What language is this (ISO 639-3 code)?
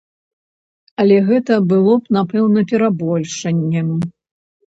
bel